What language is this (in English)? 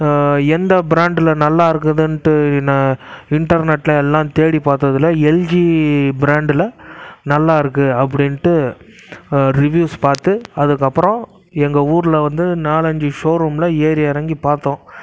Tamil